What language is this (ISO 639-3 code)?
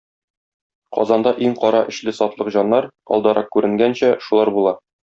tat